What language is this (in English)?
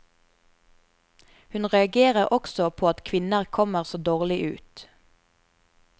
Norwegian